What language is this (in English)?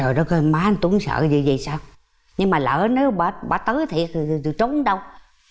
Vietnamese